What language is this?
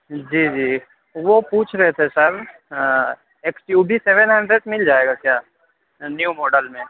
Urdu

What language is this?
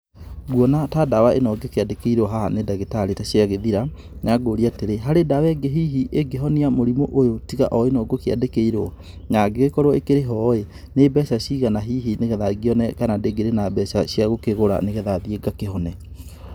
Kikuyu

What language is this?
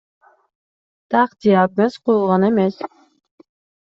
Kyrgyz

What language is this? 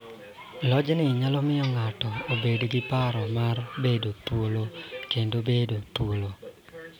Luo (Kenya and Tanzania)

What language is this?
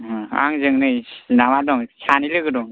Bodo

